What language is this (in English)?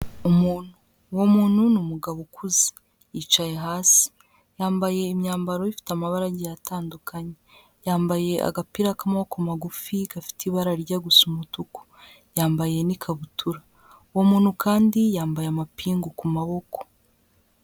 Kinyarwanda